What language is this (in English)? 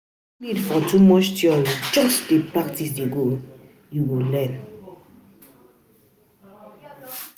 Nigerian Pidgin